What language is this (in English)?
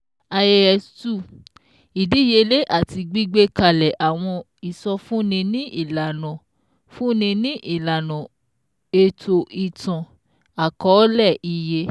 Yoruba